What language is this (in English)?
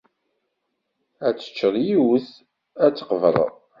Kabyle